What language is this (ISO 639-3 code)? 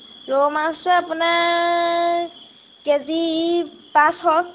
asm